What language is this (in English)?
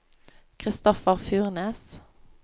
Norwegian